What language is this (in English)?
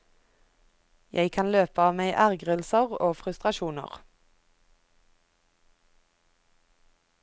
Norwegian